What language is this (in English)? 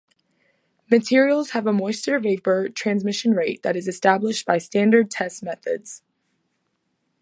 English